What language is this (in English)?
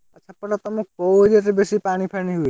Odia